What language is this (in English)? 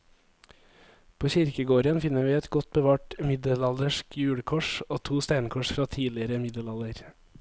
Norwegian